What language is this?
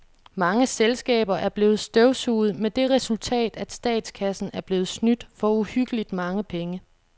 Danish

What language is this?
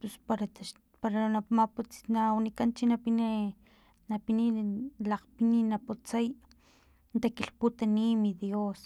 Filomena Mata-Coahuitlán Totonac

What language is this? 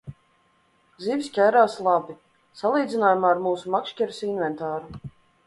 Latvian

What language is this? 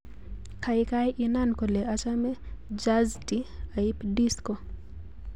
Kalenjin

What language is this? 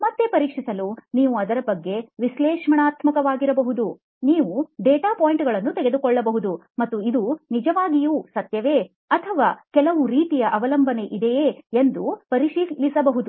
Kannada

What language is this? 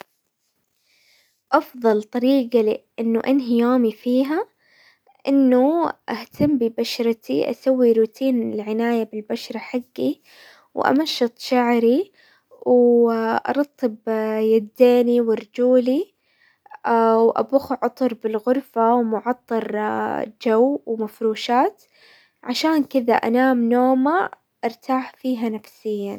Hijazi Arabic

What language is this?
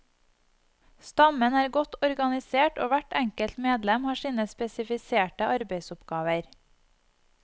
Norwegian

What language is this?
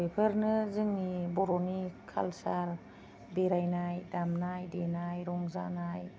Bodo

